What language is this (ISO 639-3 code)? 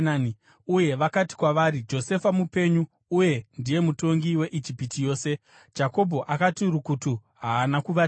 sna